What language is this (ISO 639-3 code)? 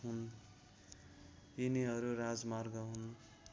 nep